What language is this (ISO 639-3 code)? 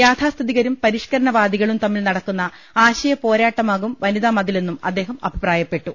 mal